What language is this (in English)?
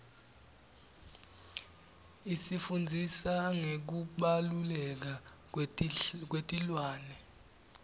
Swati